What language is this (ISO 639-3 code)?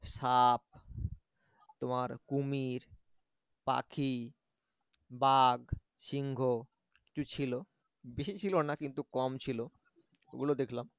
ben